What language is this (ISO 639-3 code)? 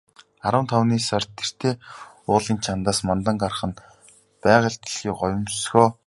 mon